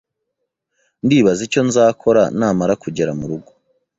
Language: Kinyarwanda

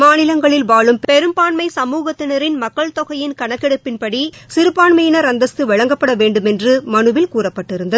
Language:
Tamil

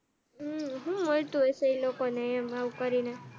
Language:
Gujarati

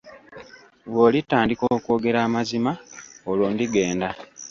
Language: Ganda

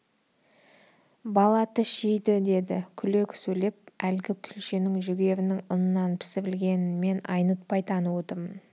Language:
Kazakh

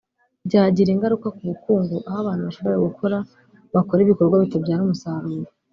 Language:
Kinyarwanda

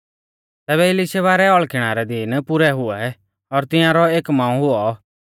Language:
Mahasu Pahari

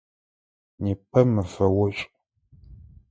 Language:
Adyghe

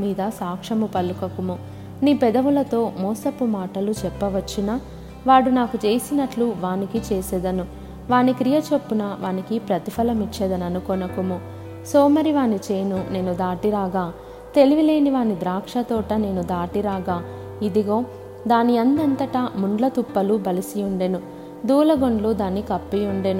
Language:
Telugu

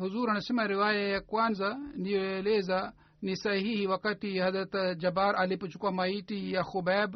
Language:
Swahili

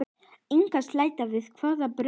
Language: Icelandic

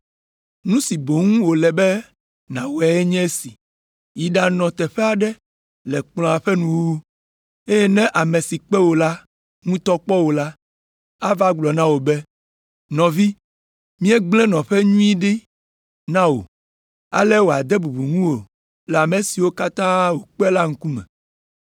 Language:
Ewe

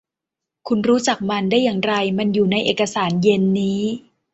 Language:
Thai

